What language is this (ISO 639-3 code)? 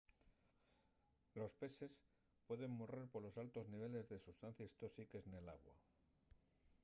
ast